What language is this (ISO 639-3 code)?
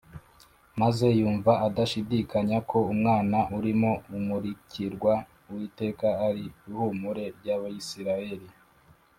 kin